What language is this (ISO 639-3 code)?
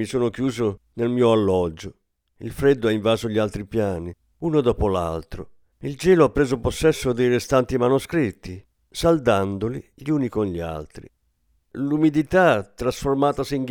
ita